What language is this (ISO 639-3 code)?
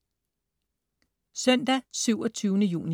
dan